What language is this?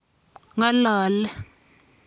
Kalenjin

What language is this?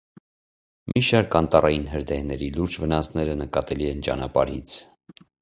Armenian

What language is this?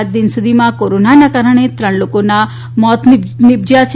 Gujarati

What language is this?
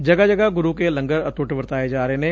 Punjabi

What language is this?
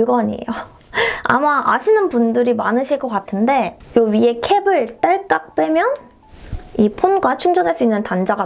Korean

